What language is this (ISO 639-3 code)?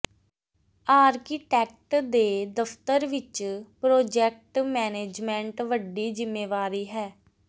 pan